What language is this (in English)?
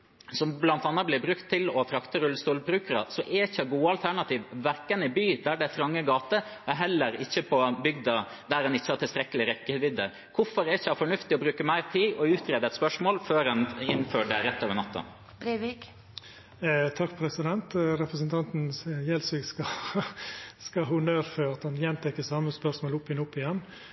Norwegian